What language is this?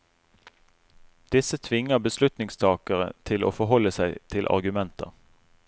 Norwegian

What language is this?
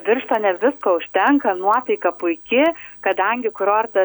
Lithuanian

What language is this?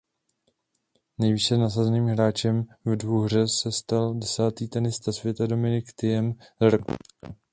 Czech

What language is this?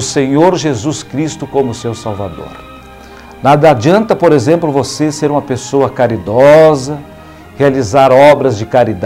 Portuguese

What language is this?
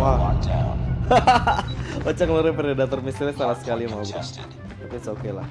Indonesian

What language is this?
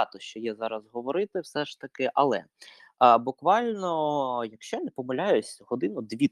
Ukrainian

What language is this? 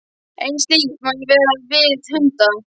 Icelandic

